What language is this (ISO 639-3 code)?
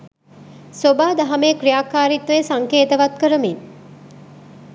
sin